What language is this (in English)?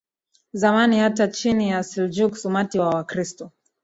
Swahili